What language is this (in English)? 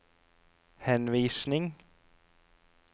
Norwegian